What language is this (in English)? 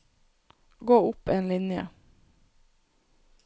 Norwegian